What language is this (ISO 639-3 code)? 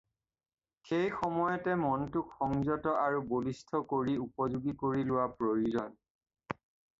asm